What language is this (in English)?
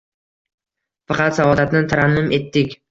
Uzbek